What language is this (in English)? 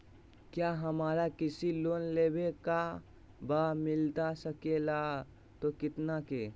Magahi